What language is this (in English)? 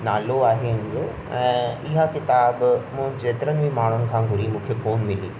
Sindhi